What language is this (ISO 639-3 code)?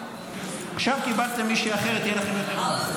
heb